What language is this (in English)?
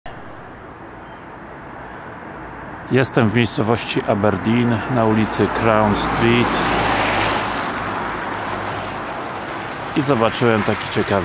Polish